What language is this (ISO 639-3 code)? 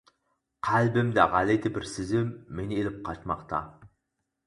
uig